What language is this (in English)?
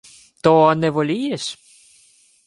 Ukrainian